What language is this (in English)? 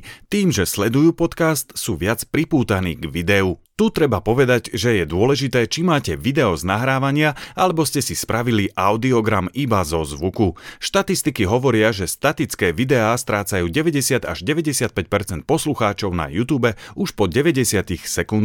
Slovak